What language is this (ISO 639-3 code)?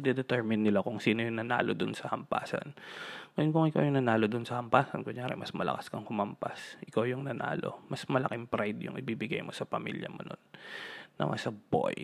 fil